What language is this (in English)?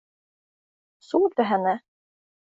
Swedish